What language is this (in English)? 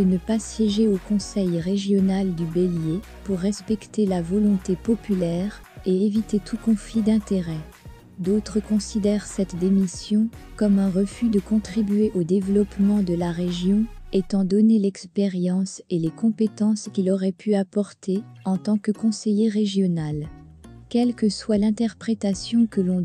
French